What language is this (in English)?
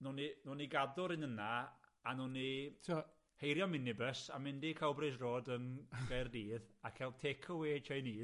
Welsh